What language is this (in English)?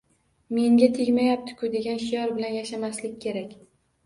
Uzbek